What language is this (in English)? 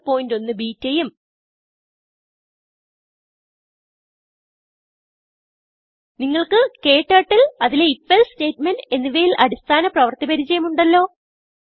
Malayalam